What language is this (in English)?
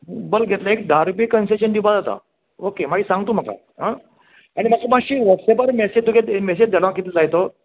Konkani